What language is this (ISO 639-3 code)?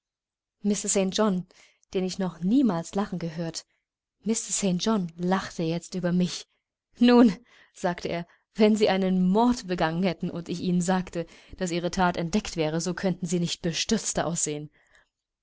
deu